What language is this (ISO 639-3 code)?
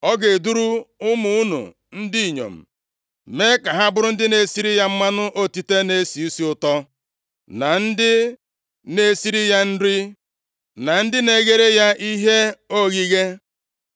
ibo